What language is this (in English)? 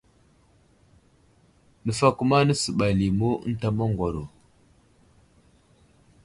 Wuzlam